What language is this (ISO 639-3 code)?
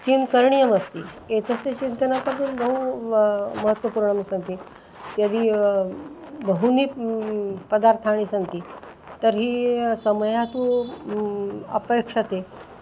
san